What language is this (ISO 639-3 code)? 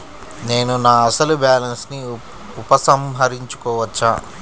tel